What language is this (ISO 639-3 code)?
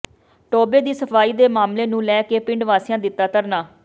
pan